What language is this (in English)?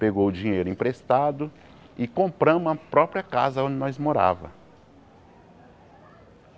Portuguese